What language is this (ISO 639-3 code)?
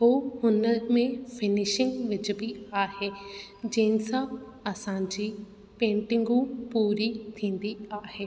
snd